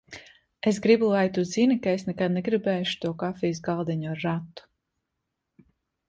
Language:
Latvian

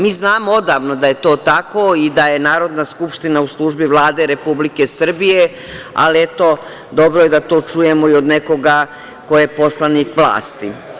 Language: Serbian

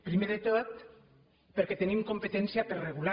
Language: Catalan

